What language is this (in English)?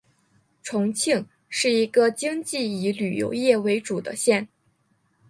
Chinese